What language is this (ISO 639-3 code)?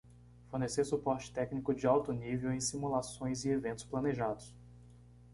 por